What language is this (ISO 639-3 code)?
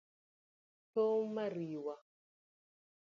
luo